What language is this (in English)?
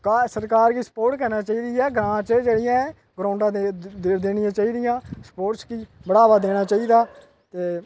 Dogri